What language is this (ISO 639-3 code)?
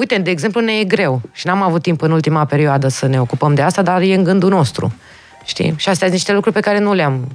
ron